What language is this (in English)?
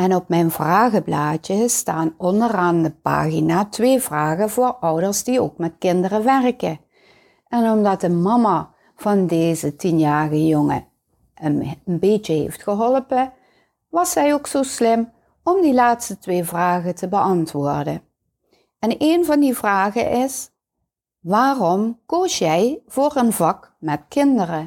Dutch